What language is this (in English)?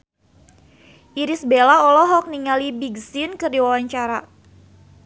Sundanese